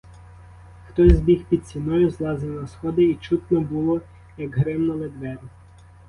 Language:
Ukrainian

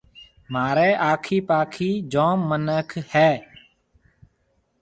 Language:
Marwari (Pakistan)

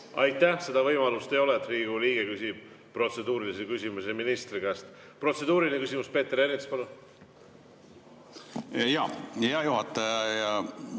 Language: Estonian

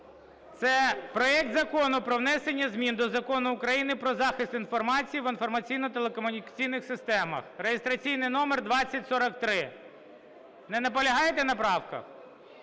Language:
Ukrainian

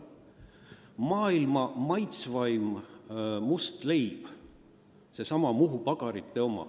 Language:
Estonian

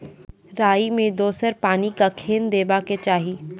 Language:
Maithili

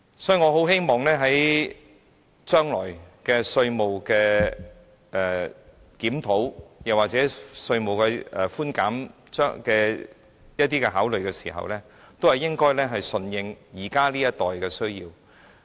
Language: Cantonese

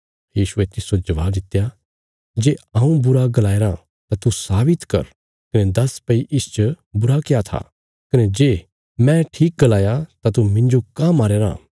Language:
Bilaspuri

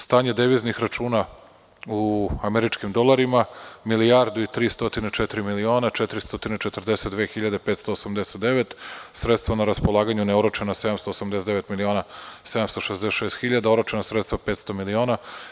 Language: Serbian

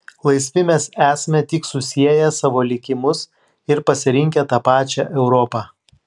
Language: Lithuanian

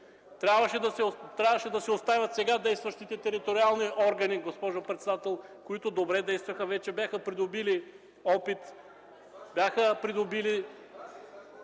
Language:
Bulgarian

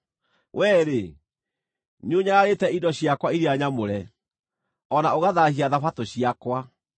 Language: Kikuyu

